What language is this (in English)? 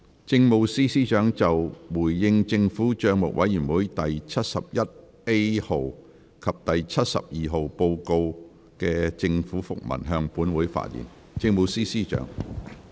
Cantonese